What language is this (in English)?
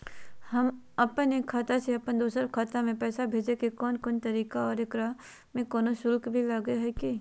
Magahi